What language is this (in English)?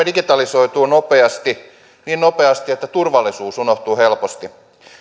Finnish